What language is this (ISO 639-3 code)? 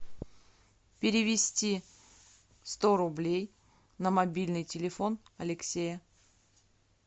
rus